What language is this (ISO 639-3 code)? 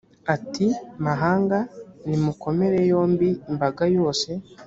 kin